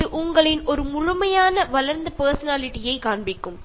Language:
Malayalam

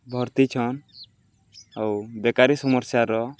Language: Odia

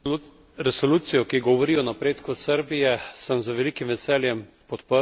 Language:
Slovenian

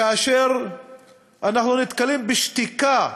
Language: Hebrew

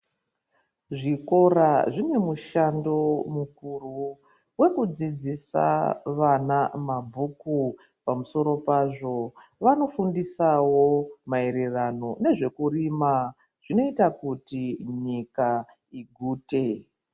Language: Ndau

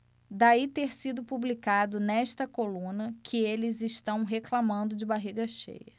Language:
Portuguese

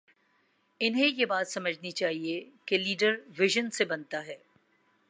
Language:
Urdu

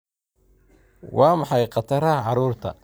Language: Somali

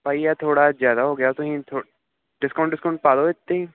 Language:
Punjabi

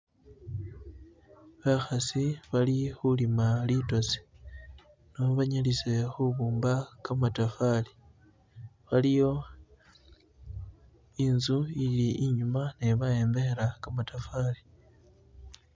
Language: Masaaba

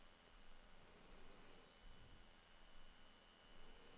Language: Norwegian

